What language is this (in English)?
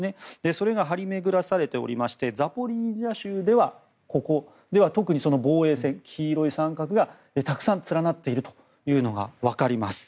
Japanese